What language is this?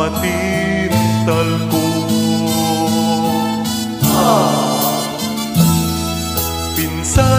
Romanian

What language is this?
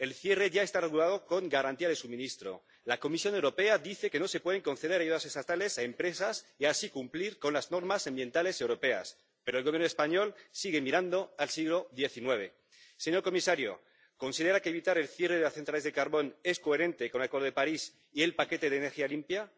Spanish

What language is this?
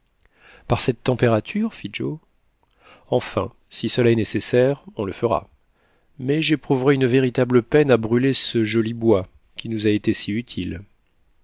French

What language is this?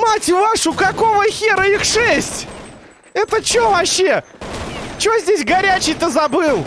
Russian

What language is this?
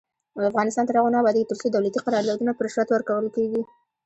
Pashto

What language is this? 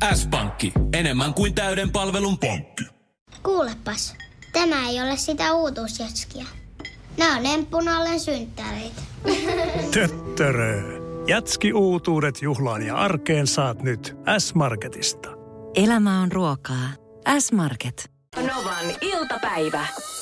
Finnish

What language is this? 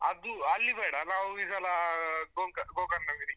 Kannada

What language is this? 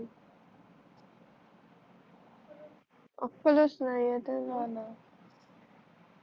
Marathi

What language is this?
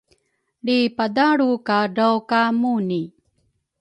Rukai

